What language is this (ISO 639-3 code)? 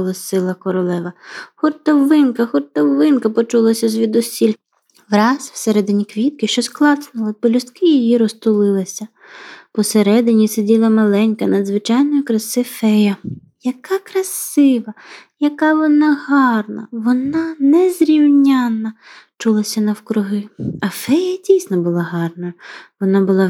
ukr